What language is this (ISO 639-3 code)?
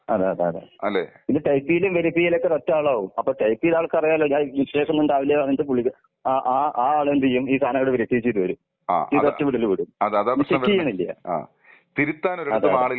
mal